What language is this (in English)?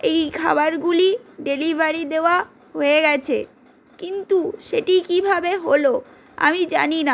Bangla